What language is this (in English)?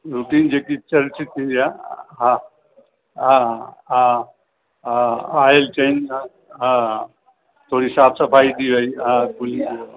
Sindhi